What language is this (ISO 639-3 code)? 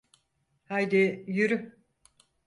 tur